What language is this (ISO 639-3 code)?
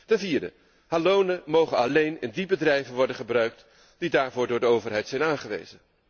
nld